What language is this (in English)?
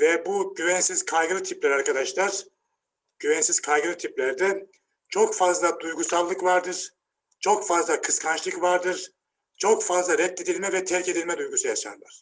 Turkish